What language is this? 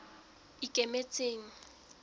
Southern Sotho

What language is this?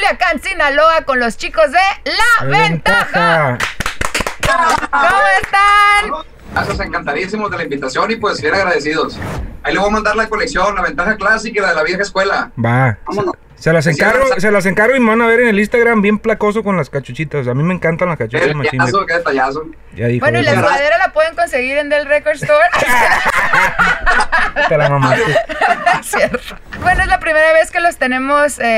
Spanish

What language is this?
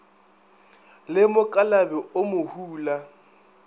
Northern Sotho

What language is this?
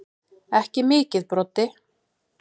Icelandic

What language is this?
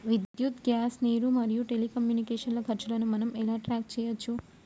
Telugu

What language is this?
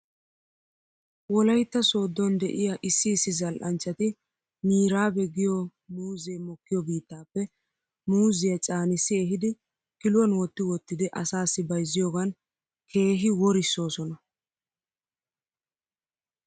Wolaytta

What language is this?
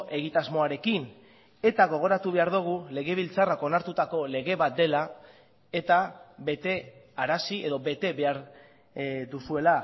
Basque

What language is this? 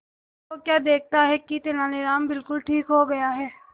Hindi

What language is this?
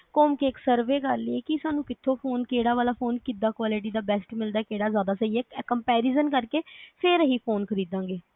Punjabi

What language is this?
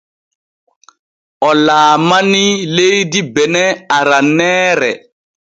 Borgu Fulfulde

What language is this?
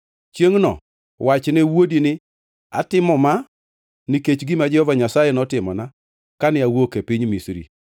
Luo (Kenya and Tanzania)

